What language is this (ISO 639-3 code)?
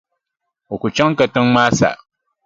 dag